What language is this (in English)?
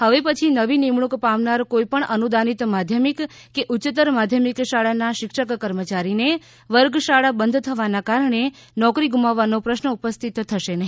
Gujarati